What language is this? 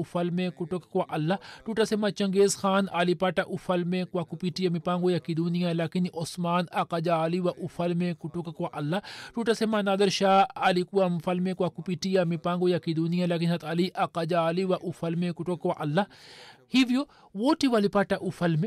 Swahili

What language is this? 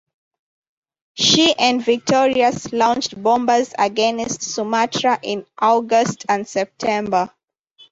English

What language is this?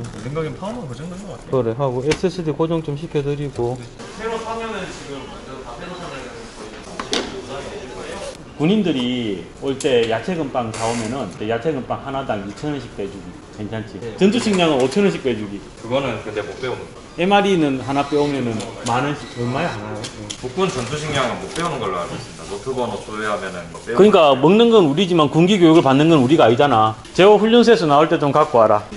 Korean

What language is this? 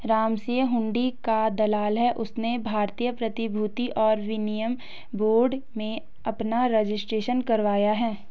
Hindi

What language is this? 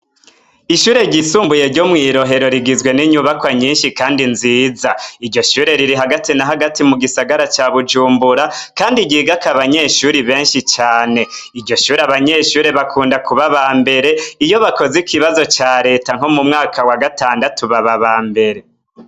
Rundi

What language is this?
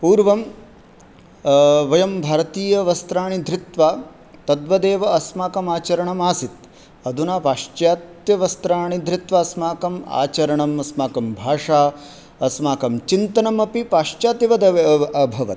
Sanskrit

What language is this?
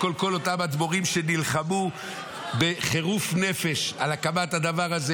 Hebrew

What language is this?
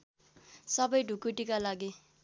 Nepali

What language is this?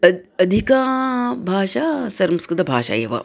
Sanskrit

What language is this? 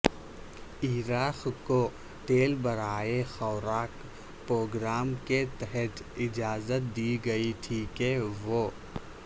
Urdu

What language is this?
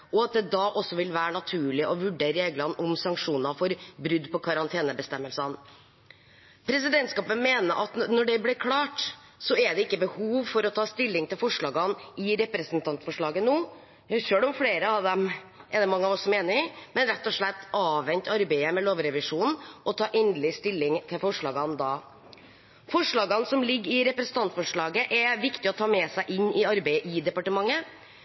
Norwegian Bokmål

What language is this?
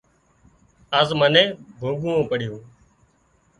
Wadiyara Koli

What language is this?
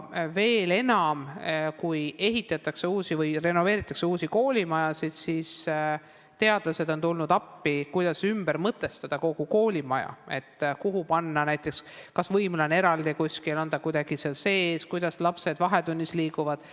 Estonian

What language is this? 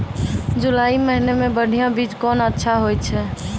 Maithili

